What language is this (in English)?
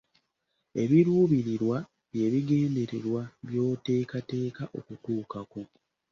Ganda